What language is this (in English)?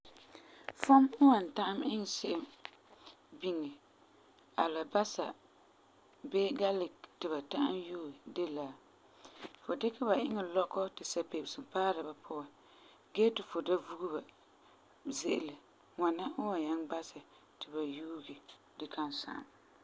Frafra